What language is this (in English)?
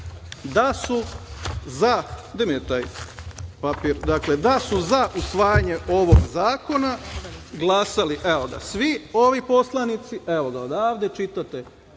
Serbian